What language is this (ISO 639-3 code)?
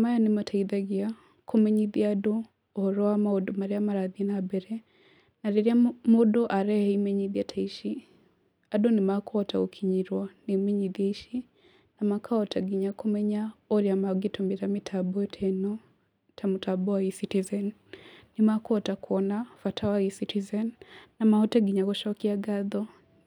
kik